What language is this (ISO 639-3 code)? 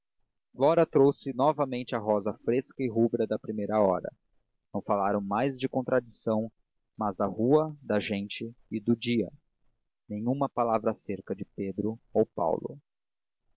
por